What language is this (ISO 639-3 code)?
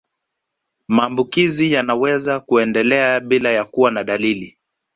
swa